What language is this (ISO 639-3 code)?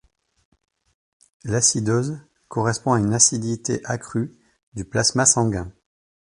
fra